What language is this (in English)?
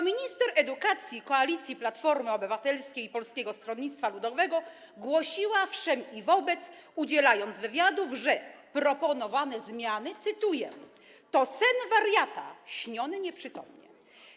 Polish